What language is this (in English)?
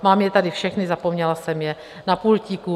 Czech